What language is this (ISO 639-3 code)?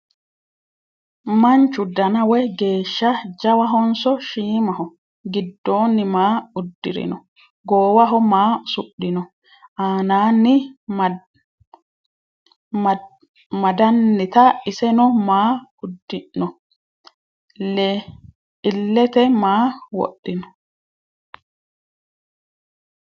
sid